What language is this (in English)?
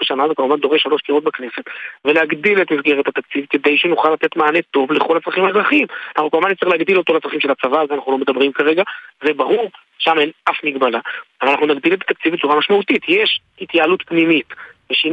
Hebrew